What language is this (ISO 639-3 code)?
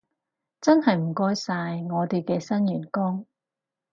yue